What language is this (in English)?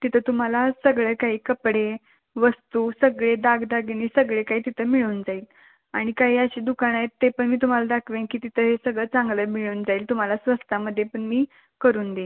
Marathi